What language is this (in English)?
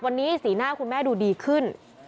Thai